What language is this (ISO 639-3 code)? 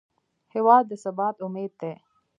pus